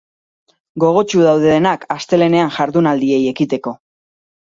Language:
Basque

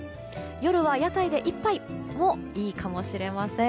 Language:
Japanese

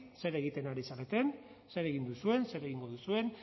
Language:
Basque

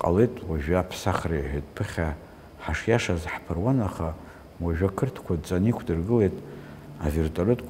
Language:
Arabic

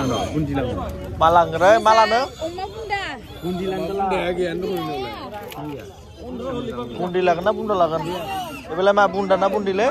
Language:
Bangla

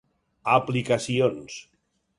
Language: Catalan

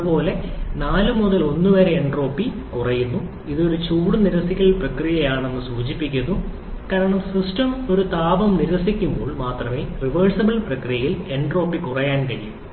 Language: Malayalam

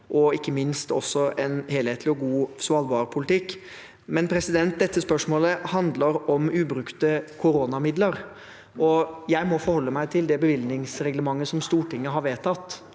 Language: Norwegian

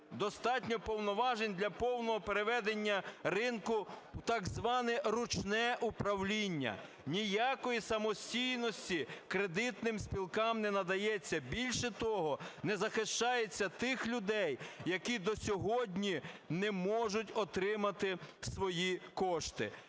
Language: Ukrainian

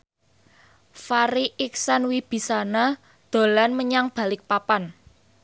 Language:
Javanese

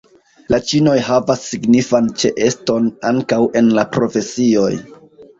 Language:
Esperanto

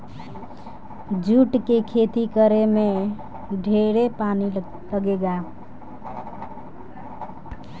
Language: Bhojpuri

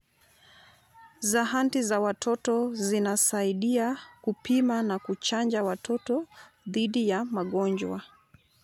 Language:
Luo (Kenya and Tanzania)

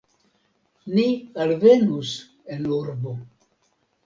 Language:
Esperanto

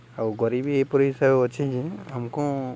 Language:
Odia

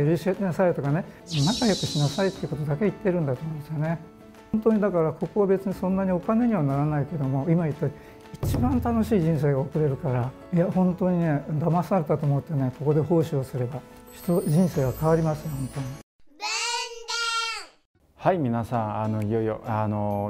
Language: Japanese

